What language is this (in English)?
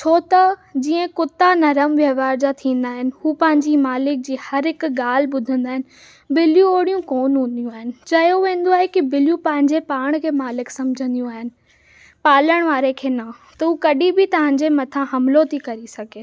Sindhi